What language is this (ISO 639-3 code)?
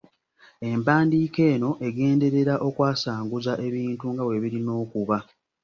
lug